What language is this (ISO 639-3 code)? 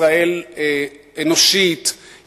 heb